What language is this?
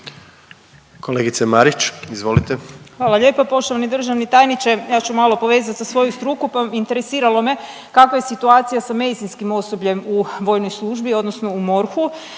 Croatian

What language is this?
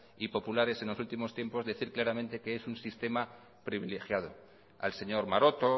Spanish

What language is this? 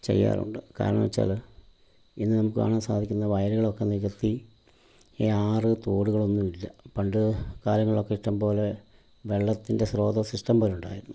Malayalam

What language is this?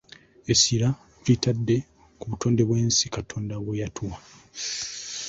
Ganda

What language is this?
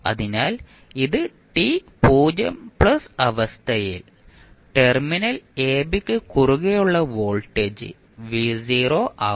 Malayalam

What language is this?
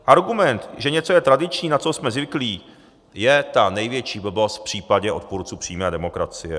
Czech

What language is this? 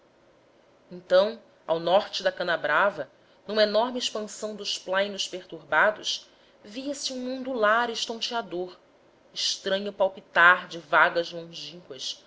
Portuguese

